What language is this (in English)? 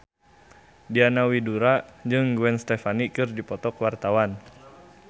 Sundanese